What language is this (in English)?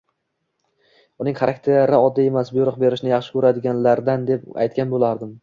Uzbek